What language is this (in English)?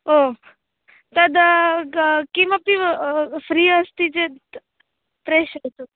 Sanskrit